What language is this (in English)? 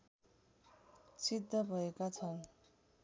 Nepali